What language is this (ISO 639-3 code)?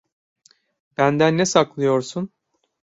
tur